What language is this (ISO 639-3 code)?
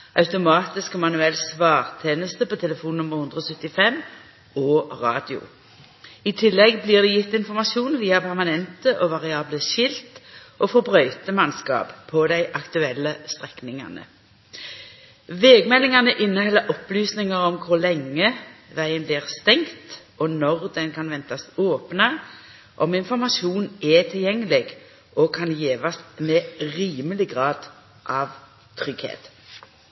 nno